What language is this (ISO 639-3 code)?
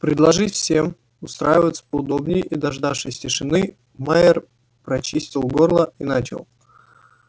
rus